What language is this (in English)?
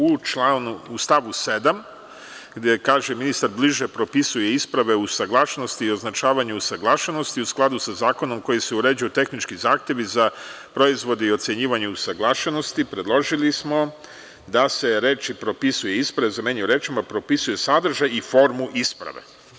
Serbian